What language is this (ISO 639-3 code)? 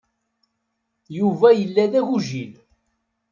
kab